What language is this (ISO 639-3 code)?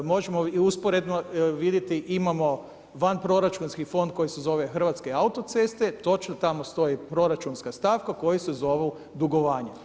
hrv